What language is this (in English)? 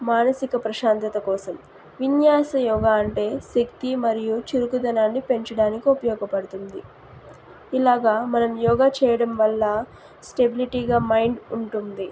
Telugu